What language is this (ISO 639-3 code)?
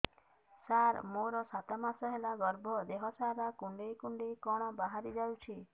ori